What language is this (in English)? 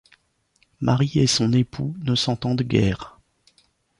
French